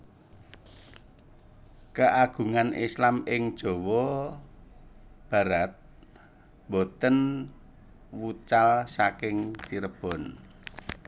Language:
Javanese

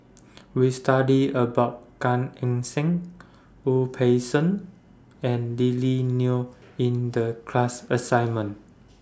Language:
English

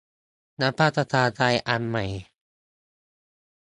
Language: Thai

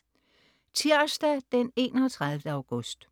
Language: Danish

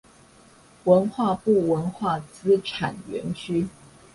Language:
Chinese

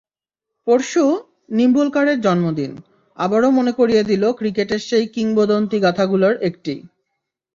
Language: Bangla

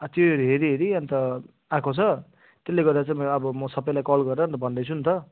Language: Nepali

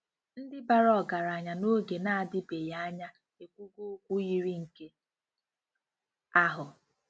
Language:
Igbo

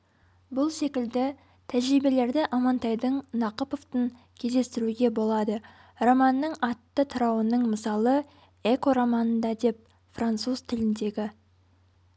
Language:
Kazakh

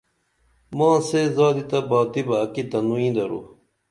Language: Dameli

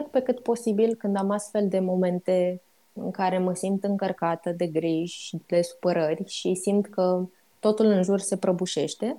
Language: Romanian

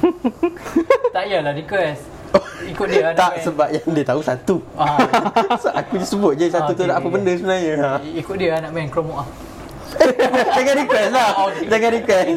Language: Malay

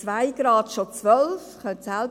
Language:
Swiss German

